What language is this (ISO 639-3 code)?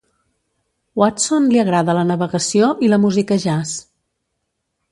cat